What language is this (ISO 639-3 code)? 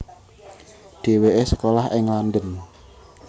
jav